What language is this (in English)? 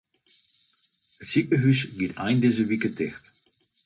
Western Frisian